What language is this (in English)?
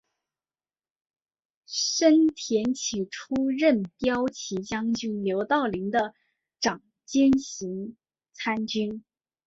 Chinese